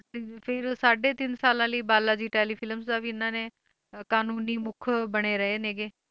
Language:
Punjabi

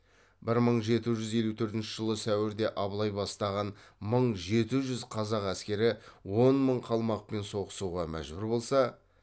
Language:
Kazakh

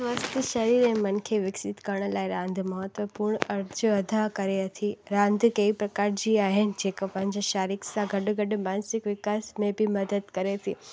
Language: Sindhi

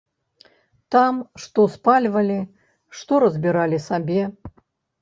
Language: Belarusian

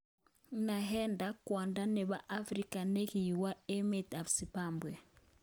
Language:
Kalenjin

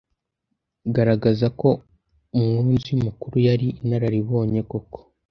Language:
Kinyarwanda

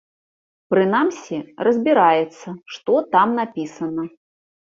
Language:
Belarusian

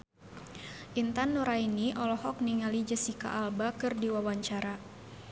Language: Sundanese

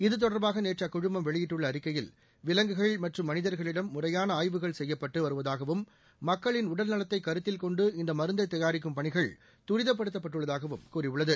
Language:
Tamil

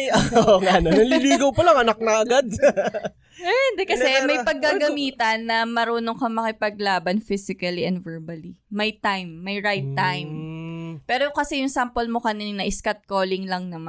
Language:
Filipino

